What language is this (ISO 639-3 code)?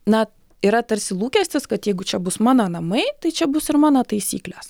lit